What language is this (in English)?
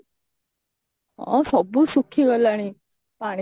Odia